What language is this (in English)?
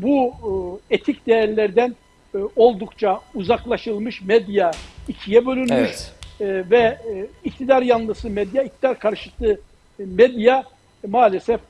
Turkish